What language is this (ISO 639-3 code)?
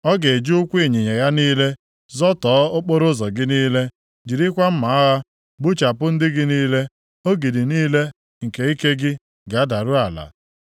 ibo